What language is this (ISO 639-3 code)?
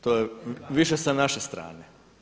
hrv